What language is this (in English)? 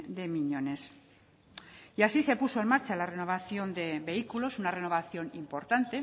Spanish